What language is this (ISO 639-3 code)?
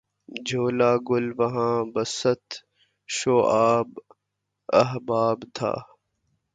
urd